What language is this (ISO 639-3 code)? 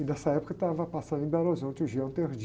por